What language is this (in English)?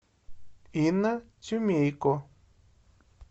Russian